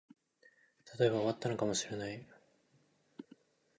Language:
Japanese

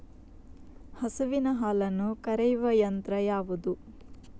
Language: Kannada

